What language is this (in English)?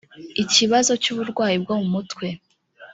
Kinyarwanda